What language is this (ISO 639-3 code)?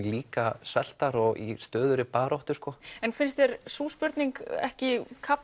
isl